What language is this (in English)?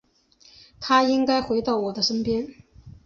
Chinese